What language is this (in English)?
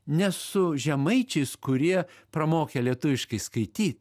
Lithuanian